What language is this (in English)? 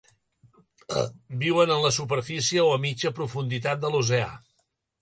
Catalan